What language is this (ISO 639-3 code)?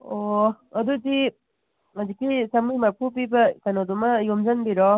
mni